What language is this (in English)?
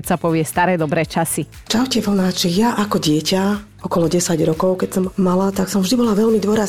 Slovak